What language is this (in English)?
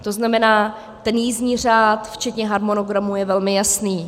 Czech